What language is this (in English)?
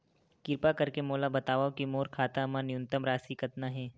Chhattisgarhi